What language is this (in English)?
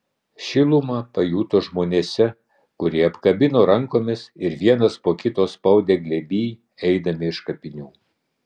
Lithuanian